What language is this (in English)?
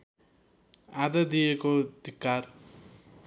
Nepali